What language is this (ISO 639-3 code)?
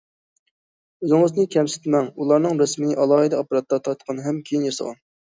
uig